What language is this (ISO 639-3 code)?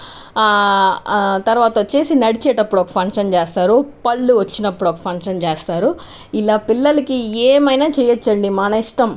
tel